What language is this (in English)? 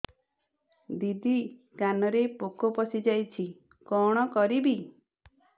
Odia